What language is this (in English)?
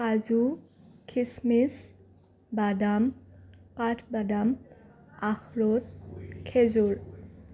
Assamese